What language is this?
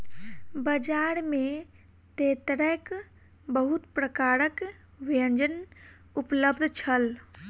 Maithili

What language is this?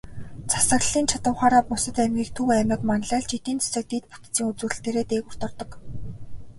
Mongolian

